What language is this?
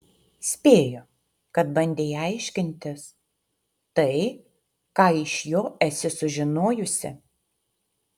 Lithuanian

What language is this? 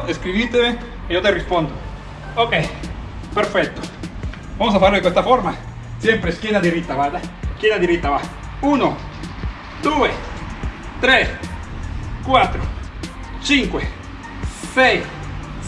Spanish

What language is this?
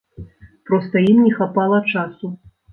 Belarusian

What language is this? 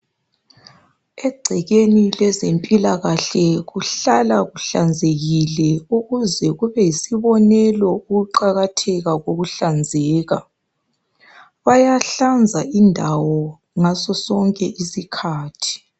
North Ndebele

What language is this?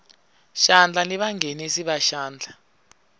Tsonga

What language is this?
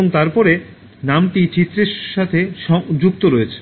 Bangla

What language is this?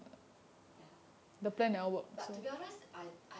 English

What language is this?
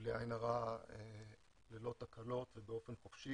Hebrew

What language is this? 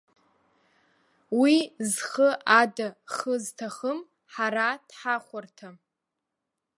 Abkhazian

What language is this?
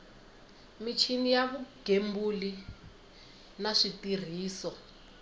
Tsonga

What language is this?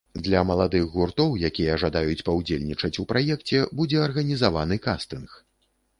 Belarusian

